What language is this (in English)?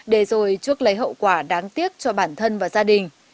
Vietnamese